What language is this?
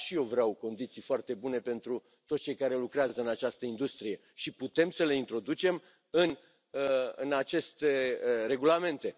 Romanian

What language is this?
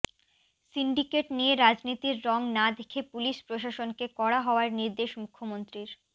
Bangla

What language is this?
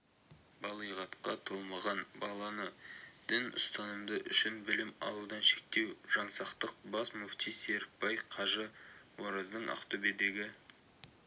Kazakh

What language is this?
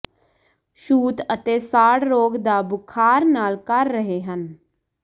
Punjabi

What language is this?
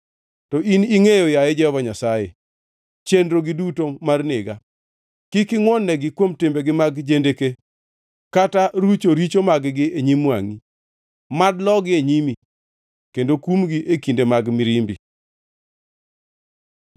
Luo (Kenya and Tanzania)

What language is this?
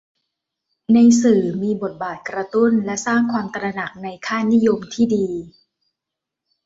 Thai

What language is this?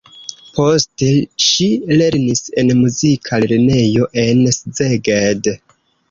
Esperanto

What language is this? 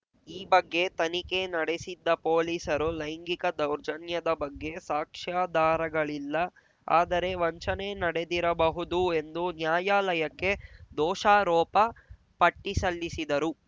Kannada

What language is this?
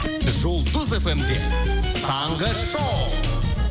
Kazakh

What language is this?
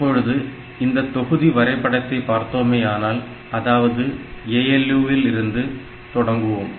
Tamil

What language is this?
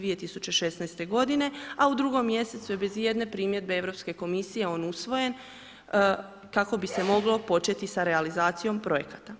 Croatian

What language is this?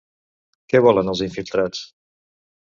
Catalan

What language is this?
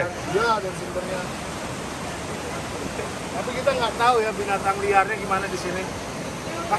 Indonesian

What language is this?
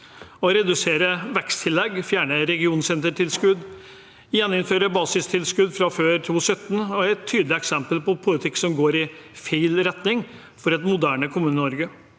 Norwegian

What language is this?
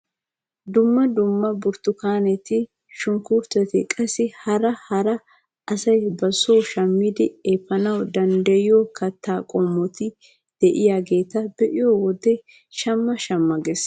Wolaytta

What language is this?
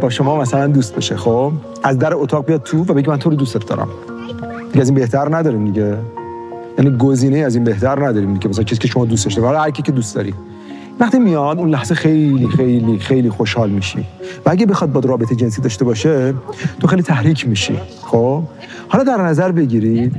Persian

